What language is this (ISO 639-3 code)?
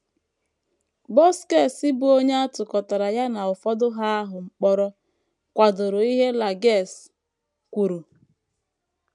ibo